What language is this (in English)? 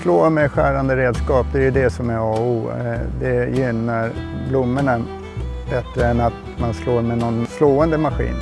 Swedish